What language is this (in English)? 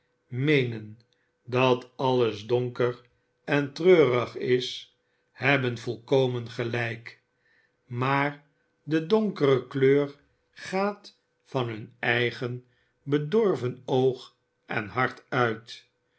Dutch